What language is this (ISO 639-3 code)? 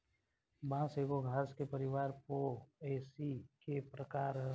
bho